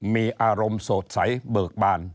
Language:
Thai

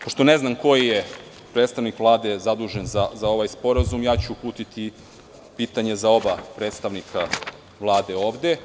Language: Serbian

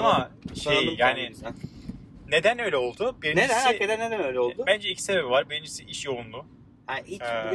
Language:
Turkish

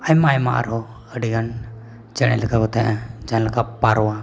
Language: Santali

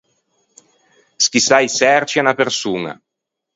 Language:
Ligurian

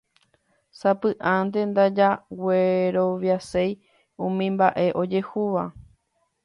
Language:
Guarani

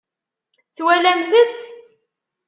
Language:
Kabyle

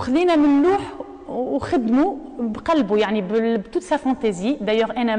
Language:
Arabic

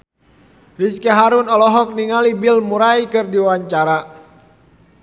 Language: Sundanese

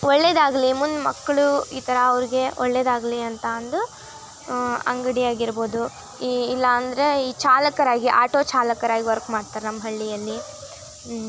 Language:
Kannada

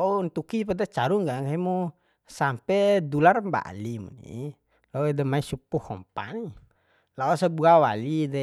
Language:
Bima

